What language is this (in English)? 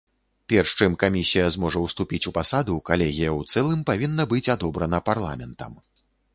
Belarusian